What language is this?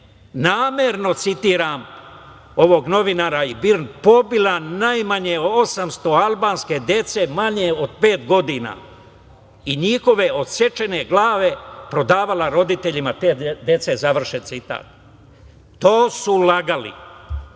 Serbian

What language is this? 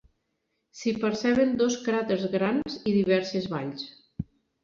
Catalan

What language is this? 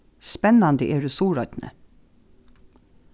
Faroese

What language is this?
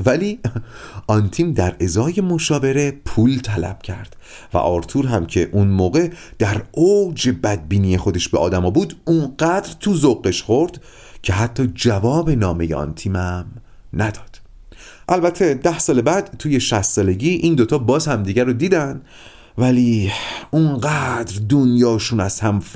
Persian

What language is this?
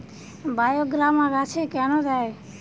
Bangla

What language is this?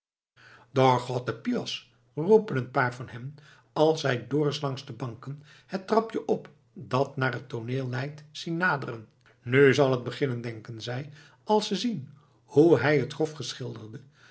Dutch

